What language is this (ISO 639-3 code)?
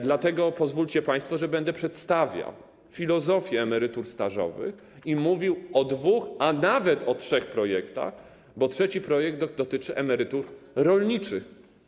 pol